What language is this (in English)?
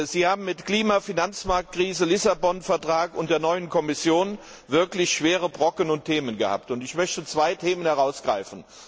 German